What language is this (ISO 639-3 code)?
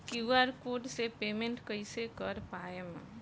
bho